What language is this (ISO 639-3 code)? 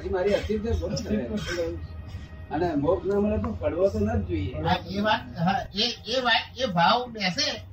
guj